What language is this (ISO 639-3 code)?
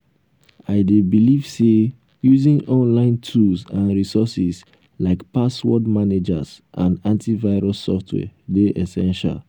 pcm